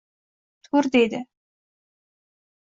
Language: Uzbek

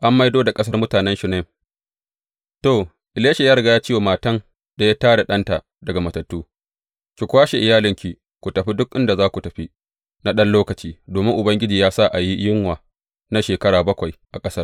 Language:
Hausa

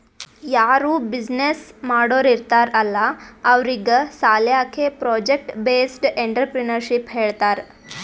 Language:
Kannada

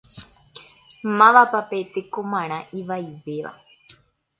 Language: Guarani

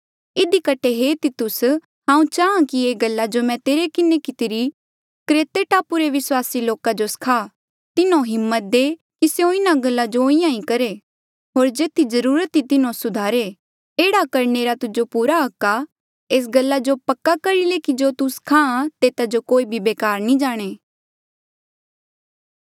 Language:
Mandeali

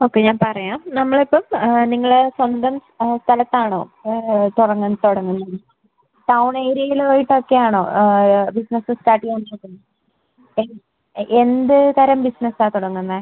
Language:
Malayalam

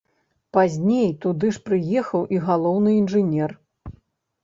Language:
Belarusian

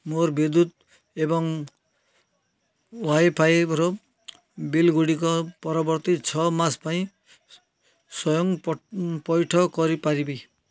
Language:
Odia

